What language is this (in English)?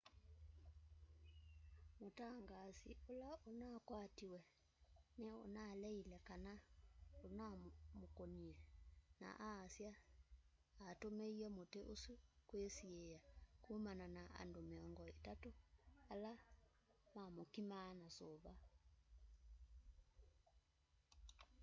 Kamba